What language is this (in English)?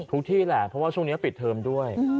Thai